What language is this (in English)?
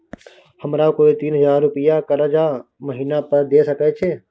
Maithili